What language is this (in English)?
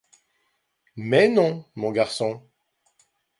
French